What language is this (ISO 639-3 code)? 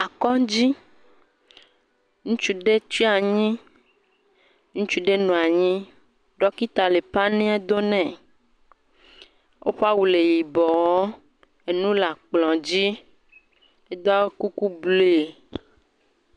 ewe